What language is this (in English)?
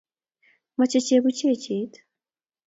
Kalenjin